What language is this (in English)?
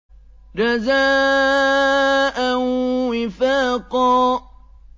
Arabic